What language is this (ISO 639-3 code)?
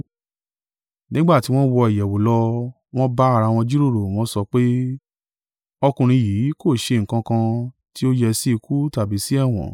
yor